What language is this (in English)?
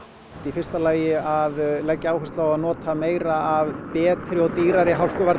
Icelandic